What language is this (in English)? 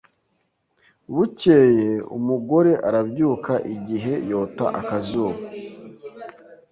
Kinyarwanda